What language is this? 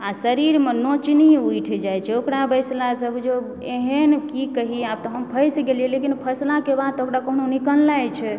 Maithili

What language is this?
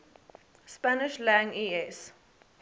English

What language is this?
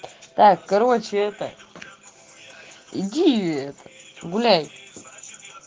Russian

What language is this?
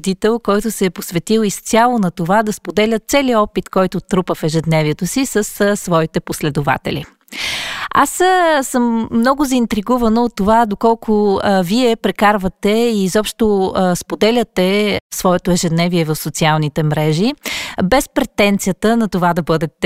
Bulgarian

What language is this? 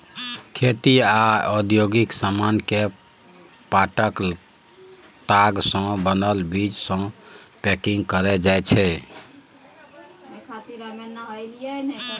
Maithili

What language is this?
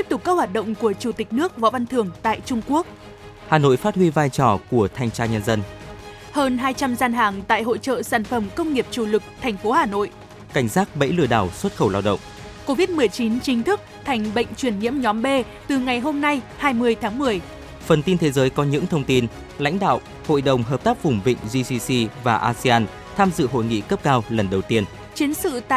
Vietnamese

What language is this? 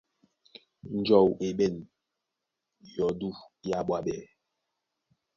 Duala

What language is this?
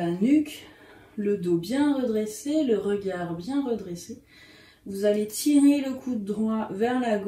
French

